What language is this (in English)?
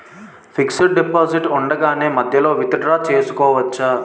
Telugu